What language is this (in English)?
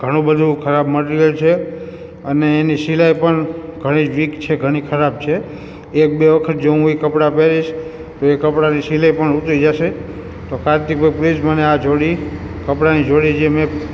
Gujarati